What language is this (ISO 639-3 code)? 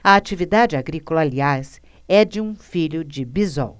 por